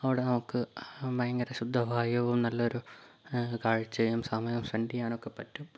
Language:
Malayalam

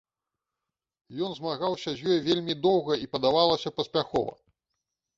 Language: Belarusian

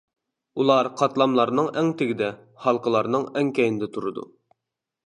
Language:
Uyghur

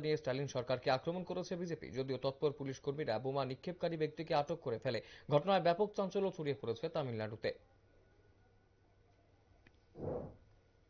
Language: Romanian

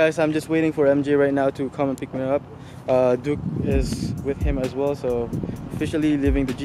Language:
English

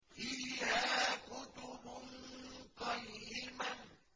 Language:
Arabic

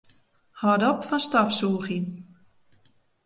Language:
Western Frisian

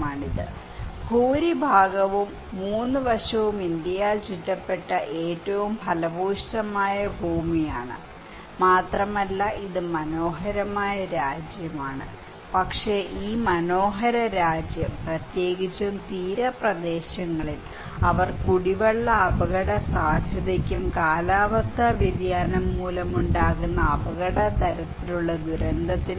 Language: Malayalam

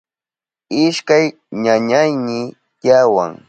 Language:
Southern Pastaza Quechua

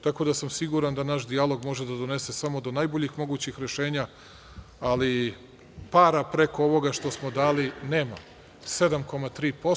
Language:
Serbian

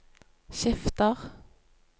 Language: Norwegian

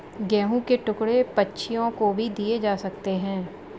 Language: Hindi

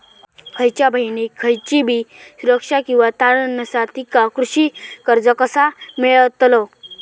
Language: Marathi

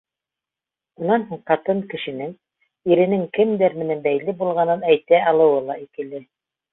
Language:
Bashkir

